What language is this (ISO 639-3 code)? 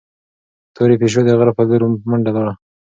pus